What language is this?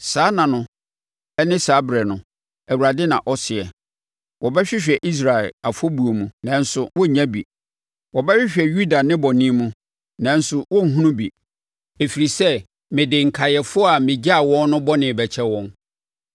Akan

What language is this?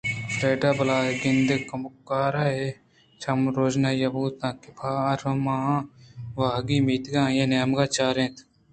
Eastern Balochi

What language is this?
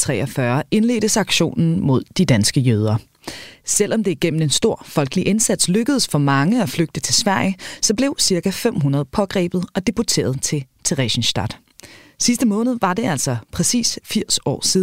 Danish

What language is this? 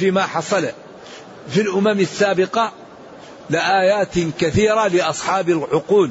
Arabic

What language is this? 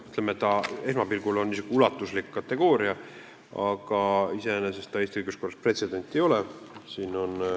Estonian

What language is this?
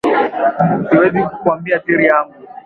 Swahili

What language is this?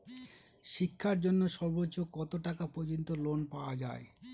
Bangla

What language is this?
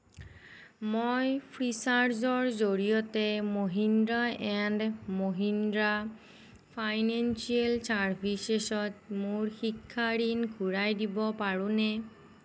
Assamese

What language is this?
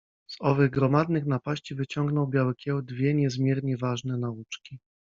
Polish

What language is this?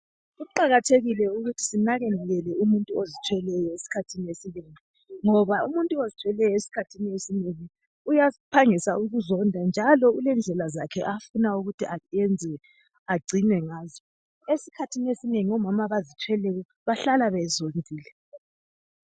North Ndebele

